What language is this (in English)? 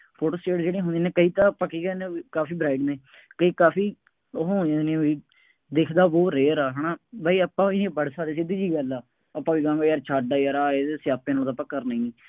Punjabi